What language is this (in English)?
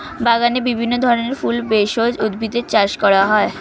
Bangla